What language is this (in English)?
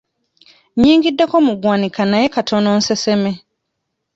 Ganda